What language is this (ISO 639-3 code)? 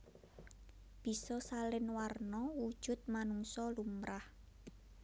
jav